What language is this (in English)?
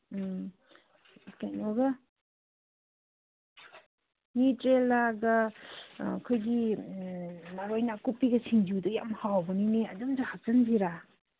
Manipuri